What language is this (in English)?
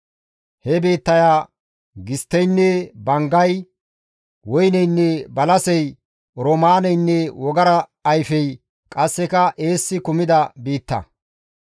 Gamo